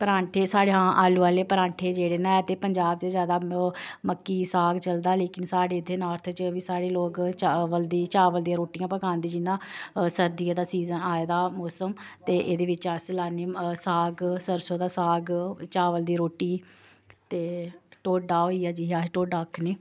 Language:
Dogri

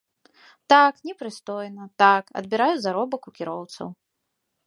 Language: Belarusian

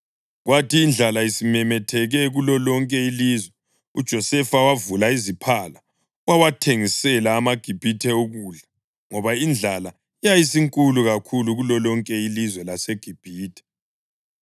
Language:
North Ndebele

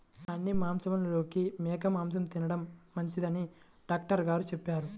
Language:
Telugu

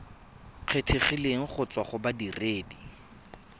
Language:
Tswana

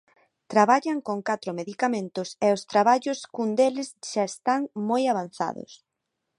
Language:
Galician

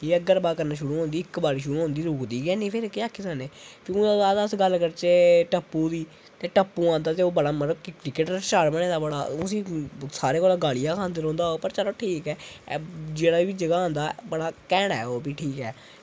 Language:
Dogri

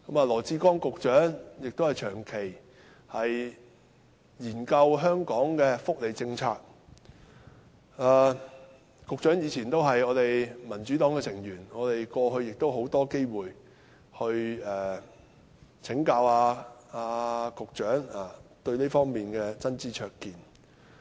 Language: Cantonese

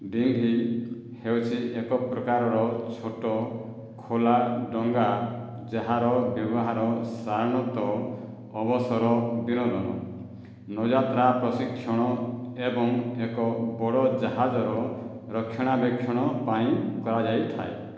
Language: Odia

